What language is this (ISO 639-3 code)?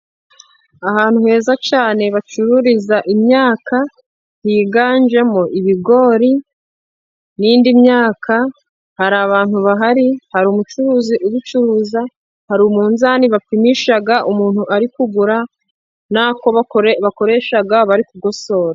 kin